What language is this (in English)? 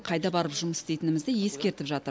Kazakh